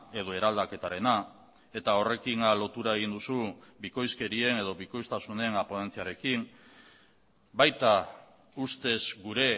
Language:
Basque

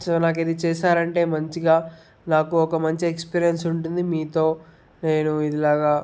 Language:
Telugu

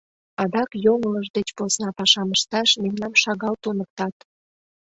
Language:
Mari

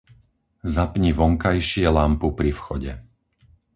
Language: Slovak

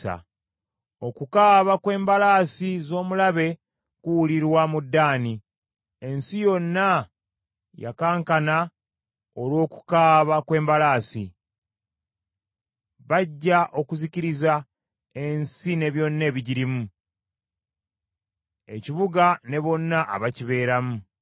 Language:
Ganda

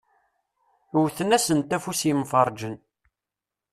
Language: Kabyle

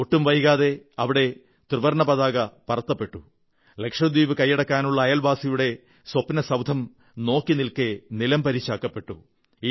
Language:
Malayalam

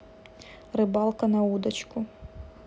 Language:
Russian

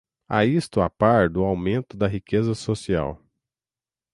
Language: Portuguese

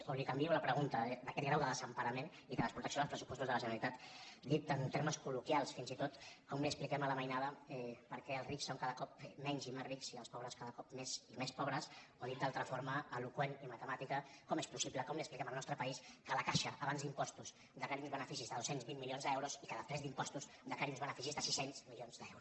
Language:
Catalan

